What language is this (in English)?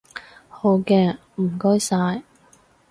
Cantonese